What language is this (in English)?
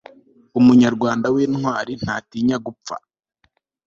Kinyarwanda